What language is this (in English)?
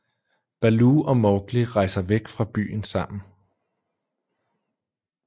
Danish